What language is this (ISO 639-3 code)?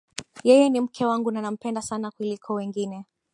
swa